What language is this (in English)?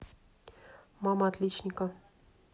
Russian